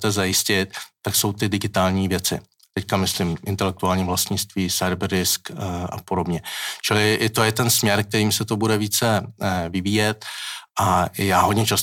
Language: Czech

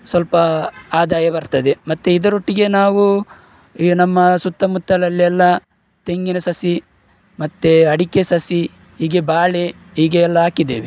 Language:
Kannada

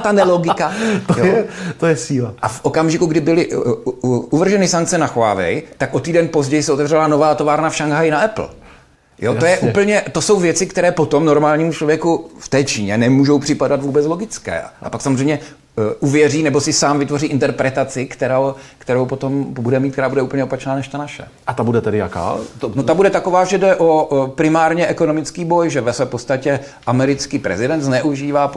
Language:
Czech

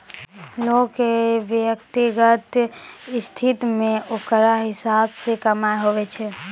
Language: Maithili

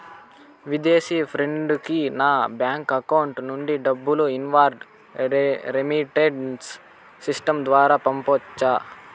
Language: Telugu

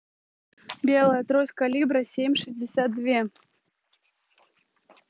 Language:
Russian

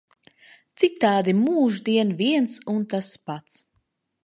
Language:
Latvian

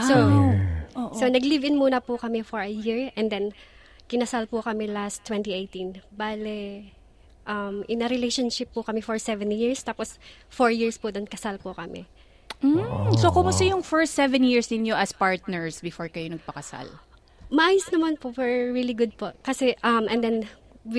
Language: Filipino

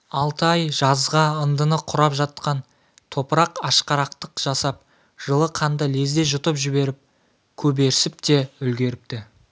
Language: Kazakh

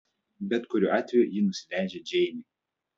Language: Lithuanian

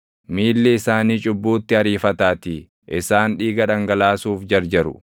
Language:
Oromo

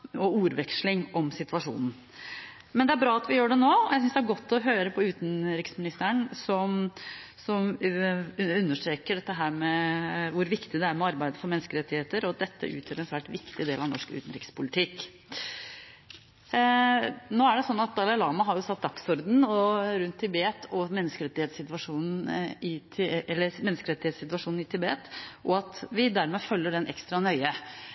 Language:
Norwegian Bokmål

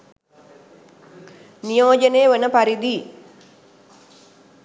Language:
Sinhala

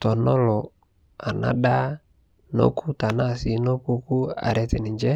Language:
Masai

